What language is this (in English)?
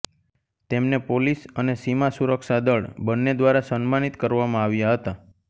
Gujarati